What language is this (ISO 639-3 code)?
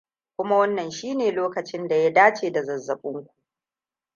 hau